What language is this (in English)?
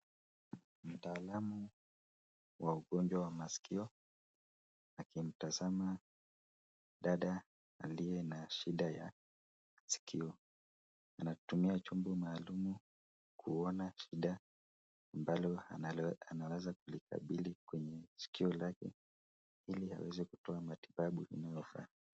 Swahili